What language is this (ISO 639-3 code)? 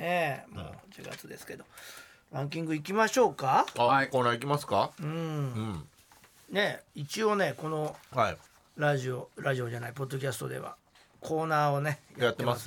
jpn